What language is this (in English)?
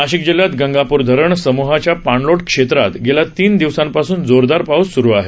Marathi